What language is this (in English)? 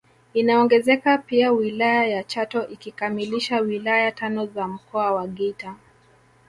Swahili